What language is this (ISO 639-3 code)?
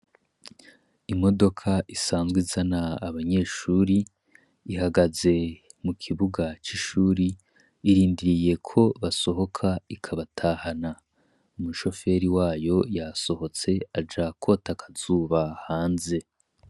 run